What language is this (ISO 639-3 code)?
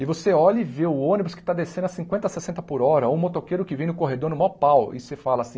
por